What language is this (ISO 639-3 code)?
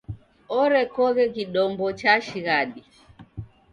dav